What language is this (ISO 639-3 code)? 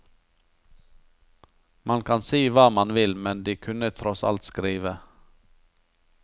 nor